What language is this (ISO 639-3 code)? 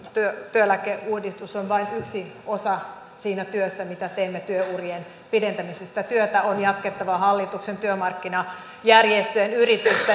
fin